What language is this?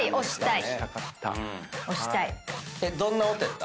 Japanese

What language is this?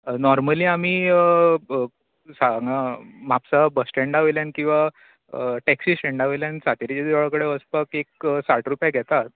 Konkani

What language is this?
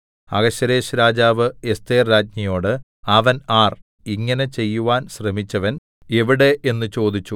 Malayalam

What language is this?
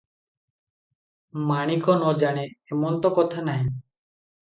Odia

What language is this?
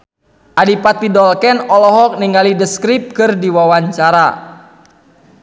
Sundanese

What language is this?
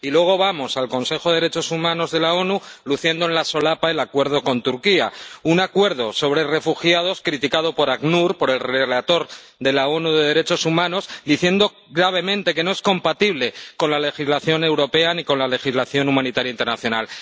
Spanish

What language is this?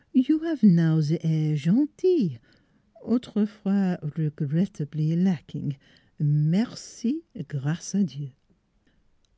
English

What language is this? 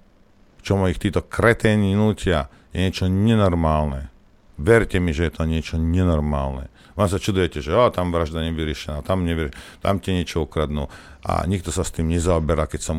Slovak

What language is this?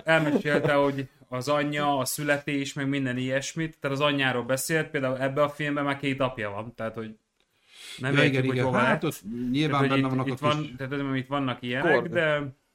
Hungarian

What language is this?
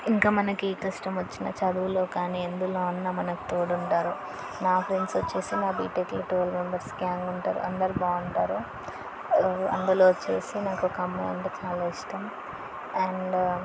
Telugu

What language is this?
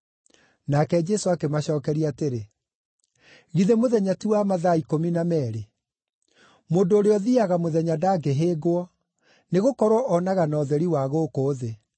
Kikuyu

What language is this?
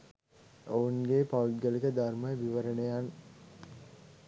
Sinhala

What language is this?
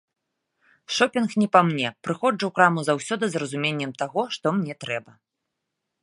Belarusian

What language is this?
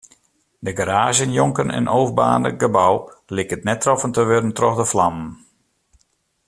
Western Frisian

